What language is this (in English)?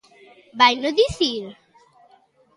Galician